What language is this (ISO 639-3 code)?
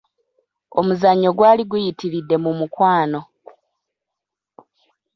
lug